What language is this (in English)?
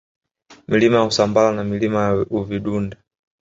Swahili